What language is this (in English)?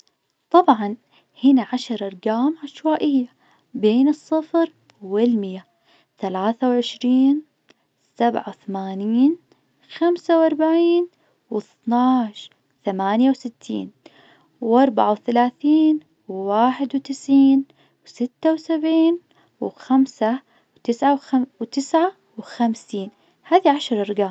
Najdi Arabic